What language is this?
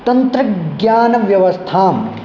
Sanskrit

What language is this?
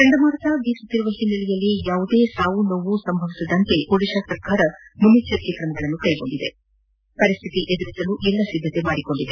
Kannada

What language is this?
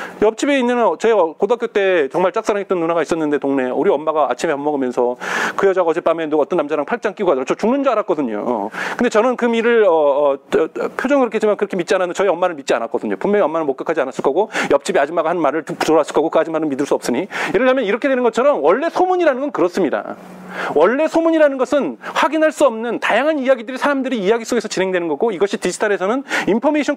Korean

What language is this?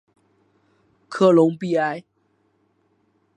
Chinese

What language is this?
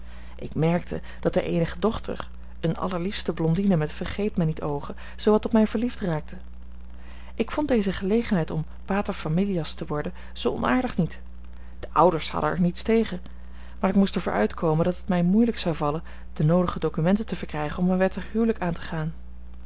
Dutch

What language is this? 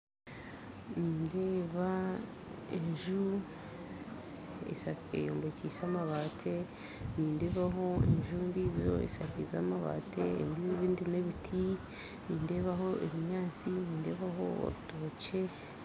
Nyankole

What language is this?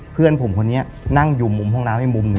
Thai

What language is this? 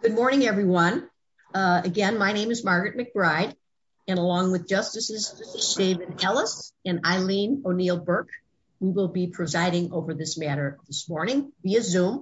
English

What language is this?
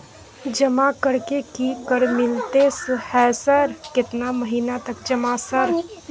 Maithili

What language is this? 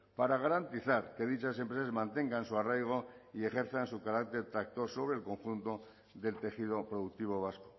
Spanish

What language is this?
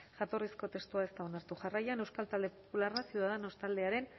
Basque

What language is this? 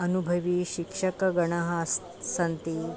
Sanskrit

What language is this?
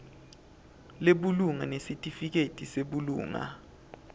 Swati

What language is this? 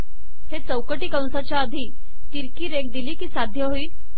Marathi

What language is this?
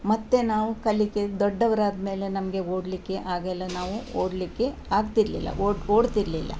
Kannada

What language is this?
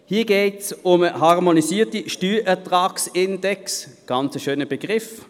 Swiss German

